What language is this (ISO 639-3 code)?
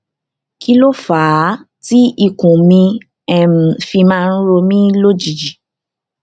yor